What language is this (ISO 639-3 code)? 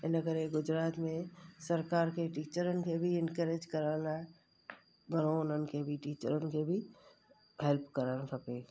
snd